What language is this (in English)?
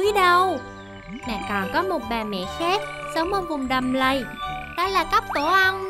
Vietnamese